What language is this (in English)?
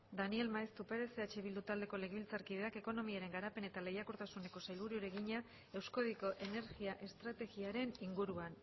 Basque